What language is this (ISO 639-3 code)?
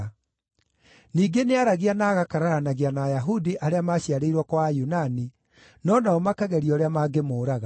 kik